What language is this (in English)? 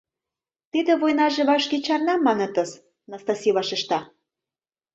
Mari